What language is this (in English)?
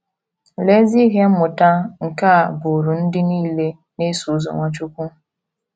Igbo